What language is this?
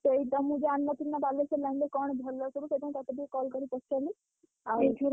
Odia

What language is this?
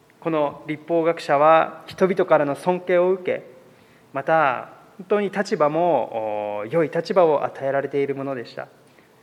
Japanese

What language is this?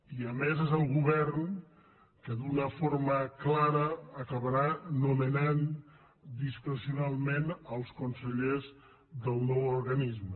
Catalan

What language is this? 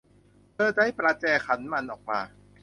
Thai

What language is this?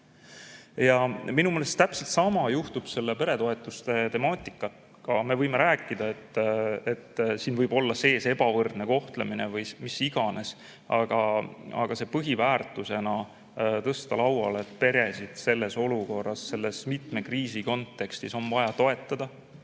Estonian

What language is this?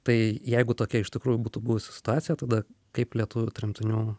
Lithuanian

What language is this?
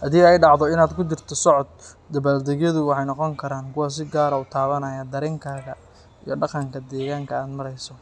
Somali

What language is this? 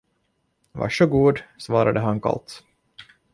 Swedish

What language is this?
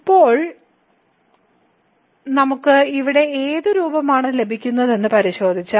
Malayalam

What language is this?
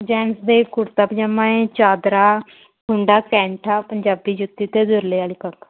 Punjabi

